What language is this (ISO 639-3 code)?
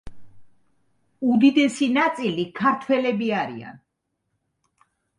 kat